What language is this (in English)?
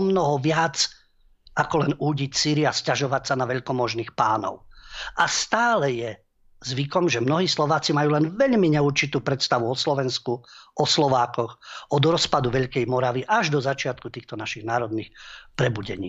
Slovak